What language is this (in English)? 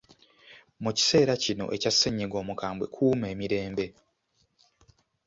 Ganda